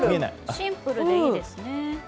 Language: Japanese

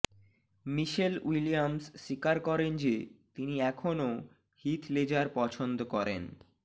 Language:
Bangla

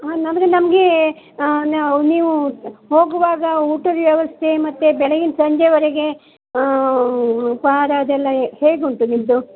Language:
Kannada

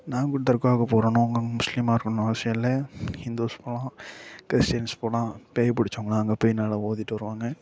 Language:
Tamil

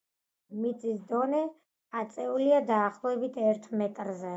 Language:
Georgian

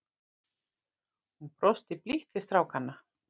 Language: Icelandic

